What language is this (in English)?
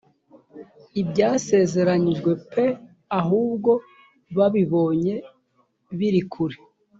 Kinyarwanda